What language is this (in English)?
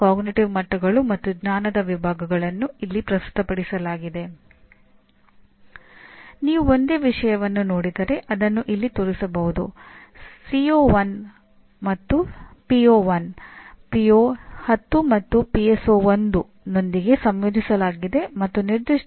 Kannada